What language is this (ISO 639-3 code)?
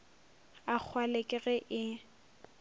nso